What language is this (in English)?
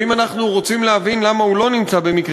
Hebrew